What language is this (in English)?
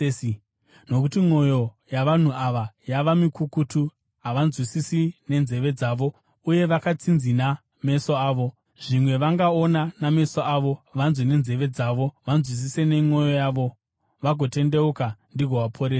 Shona